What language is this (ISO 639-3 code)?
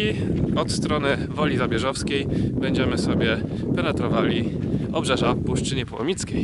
pol